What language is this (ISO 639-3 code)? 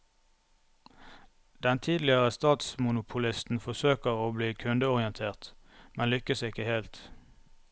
nor